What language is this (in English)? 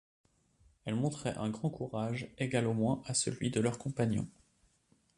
French